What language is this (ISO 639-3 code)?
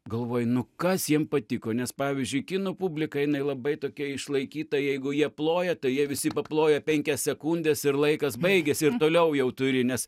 lit